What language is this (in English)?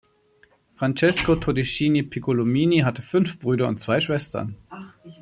German